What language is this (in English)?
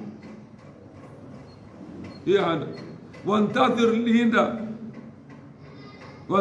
Arabic